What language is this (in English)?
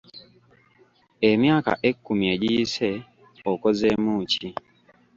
Ganda